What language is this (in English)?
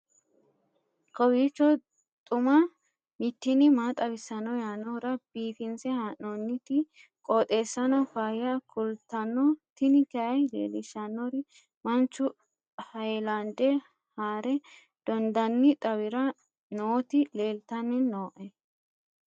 Sidamo